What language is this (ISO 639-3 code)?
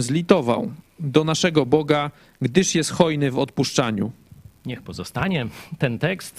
pol